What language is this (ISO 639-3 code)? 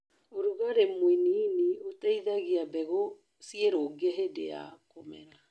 kik